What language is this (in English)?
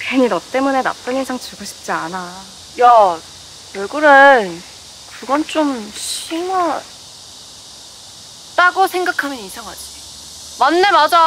Korean